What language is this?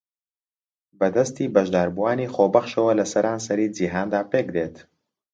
Central Kurdish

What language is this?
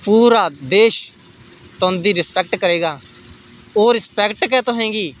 Dogri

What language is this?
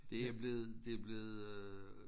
Danish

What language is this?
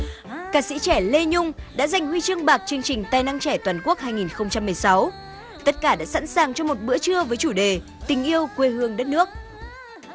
Vietnamese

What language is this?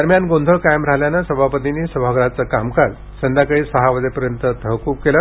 Marathi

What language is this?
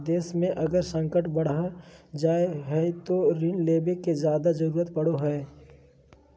Magahi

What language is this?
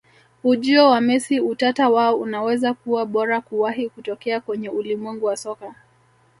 Swahili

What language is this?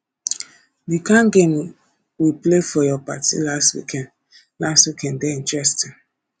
Nigerian Pidgin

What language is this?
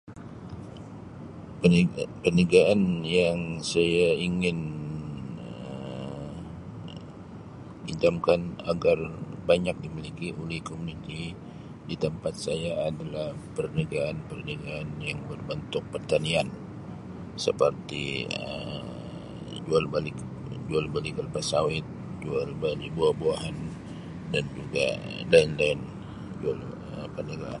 Sabah Malay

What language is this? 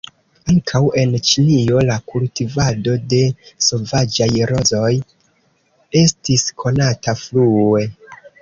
Esperanto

